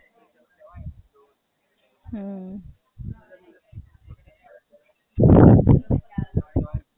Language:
Gujarati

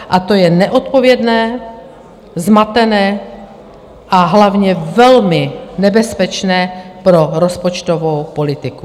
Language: Czech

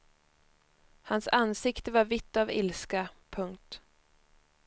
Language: Swedish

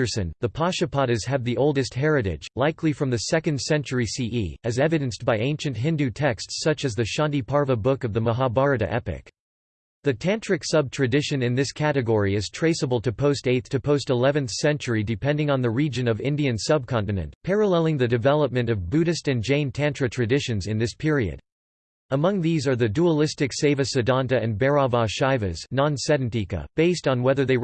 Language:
English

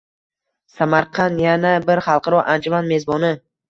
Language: Uzbek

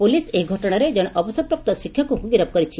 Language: Odia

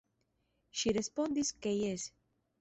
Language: Esperanto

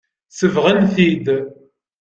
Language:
Kabyle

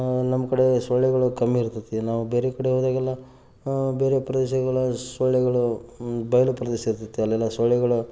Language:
Kannada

